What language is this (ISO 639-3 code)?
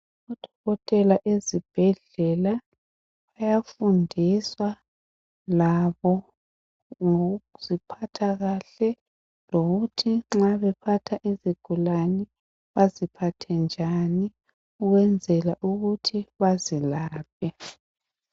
nde